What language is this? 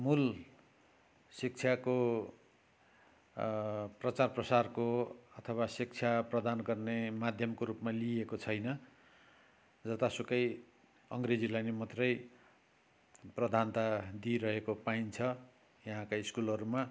Nepali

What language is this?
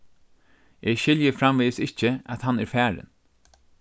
Faroese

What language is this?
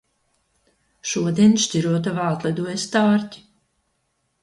Latvian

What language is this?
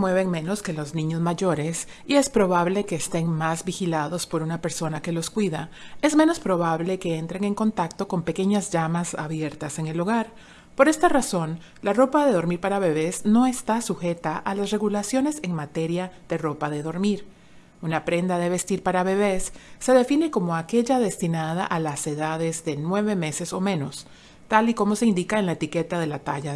Spanish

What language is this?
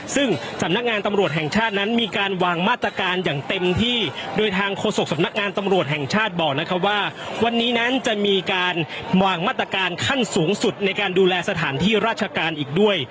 Thai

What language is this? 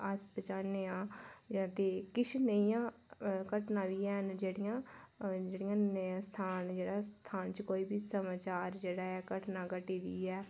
Dogri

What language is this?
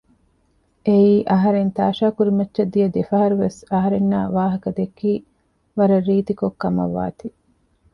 Divehi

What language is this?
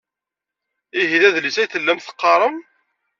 Kabyle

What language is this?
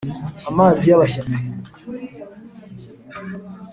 Kinyarwanda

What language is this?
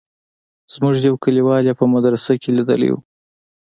Pashto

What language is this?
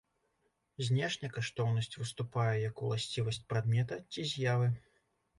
Belarusian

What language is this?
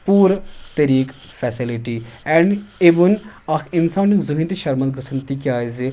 Kashmiri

